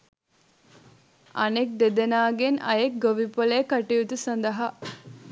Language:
Sinhala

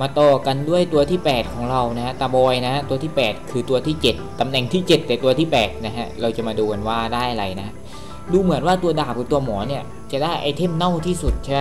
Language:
Thai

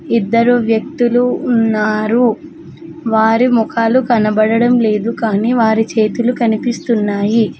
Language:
Telugu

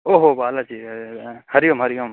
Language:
Sanskrit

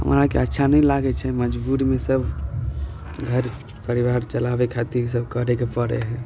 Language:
Maithili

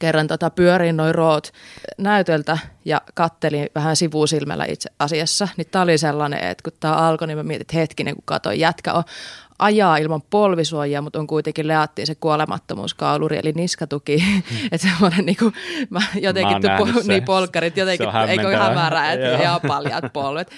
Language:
Finnish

